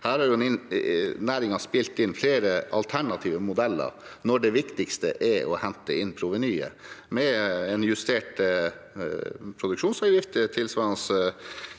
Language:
Norwegian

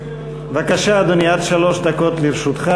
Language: Hebrew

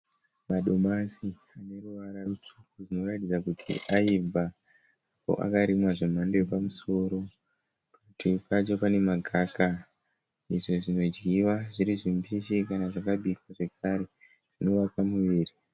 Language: Shona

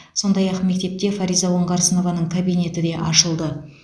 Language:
Kazakh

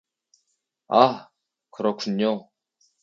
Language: Korean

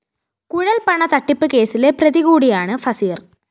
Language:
Malayalam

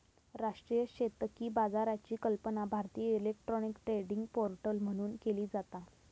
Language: Marathi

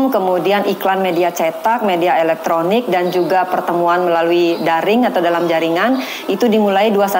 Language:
Indonesian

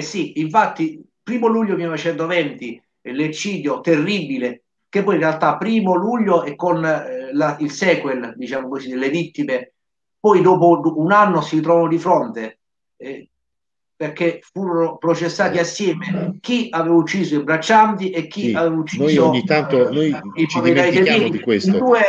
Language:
Italian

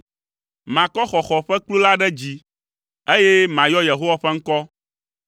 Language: Ewe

